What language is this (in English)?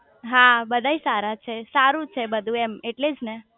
Gujarati